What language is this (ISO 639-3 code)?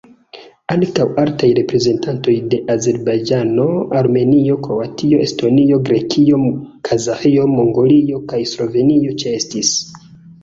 epo